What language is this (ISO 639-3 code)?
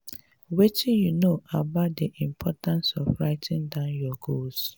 pcm